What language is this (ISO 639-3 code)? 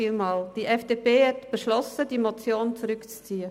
gsw